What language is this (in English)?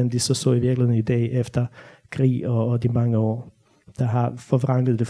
Danish